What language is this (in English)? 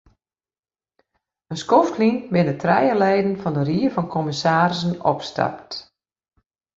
Western Frisian